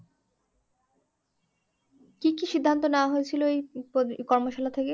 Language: Bangla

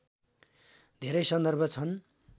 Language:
Nepali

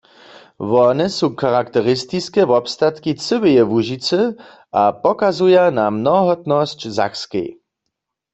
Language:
Upper Sorbian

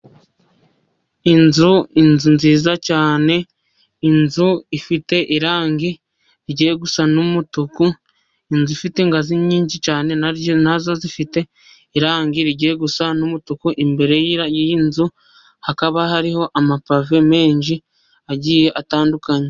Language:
Kinyarwanda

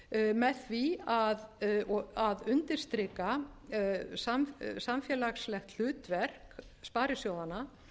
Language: Icelandic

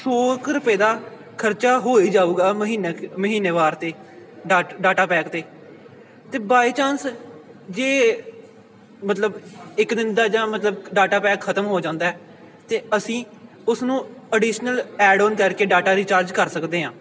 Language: Punjabi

